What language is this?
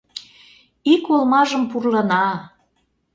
Mari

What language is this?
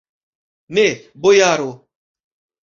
Esperanto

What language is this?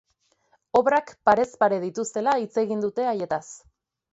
Basque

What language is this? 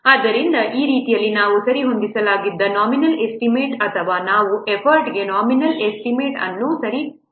Kannada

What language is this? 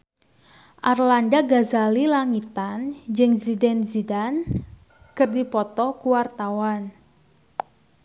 Sundanese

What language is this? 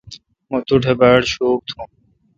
Kalkoti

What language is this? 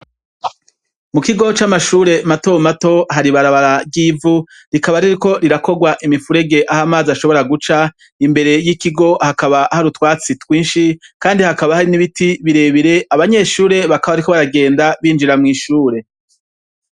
Rundi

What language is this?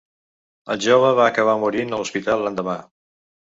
Catalan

